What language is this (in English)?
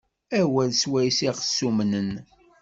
Kabyle